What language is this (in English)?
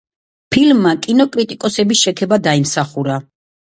Georgian